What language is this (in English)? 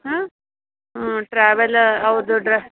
Kannada